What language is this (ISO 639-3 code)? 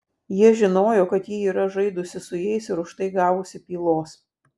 lit